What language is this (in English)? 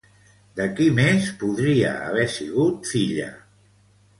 Catalan